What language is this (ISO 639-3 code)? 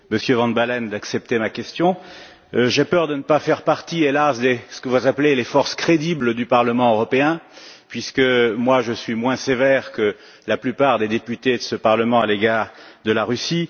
fra